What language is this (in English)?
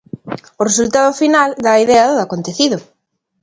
Galician